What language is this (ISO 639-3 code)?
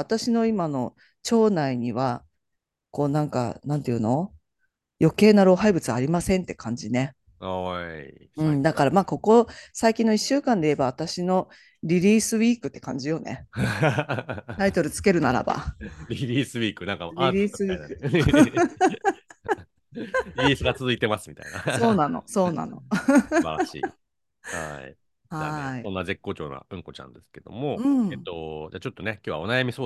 jpn